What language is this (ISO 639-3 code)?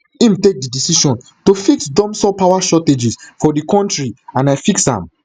pcm